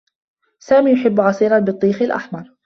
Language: Arabic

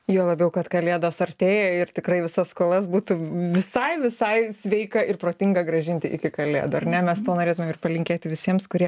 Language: Lithuanian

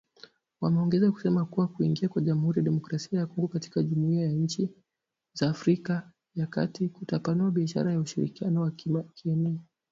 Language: Swahili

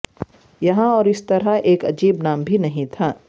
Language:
Urdu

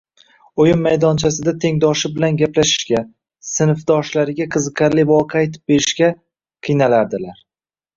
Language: Uzbek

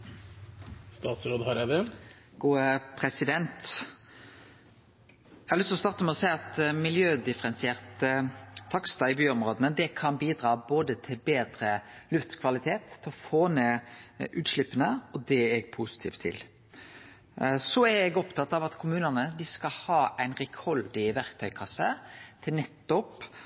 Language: Norwegian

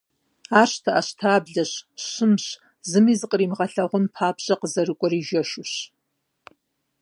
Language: Kabardian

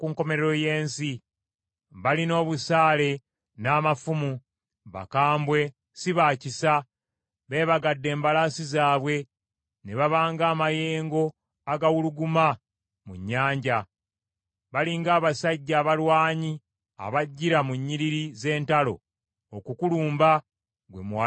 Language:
Ganda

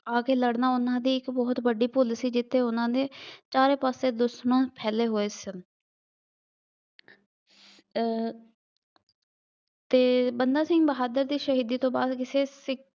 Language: Punjabi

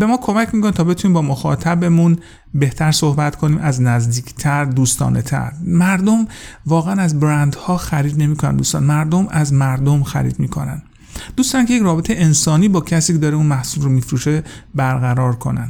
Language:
Persian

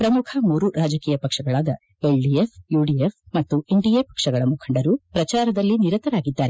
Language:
Kannada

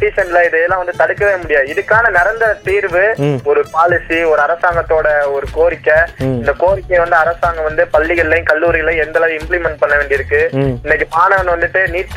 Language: Tamil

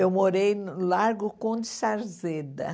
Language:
Portuguese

